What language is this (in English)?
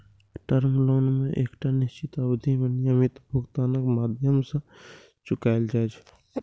Maithili